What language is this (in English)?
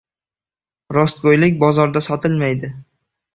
Uzbek